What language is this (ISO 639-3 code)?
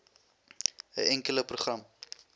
afr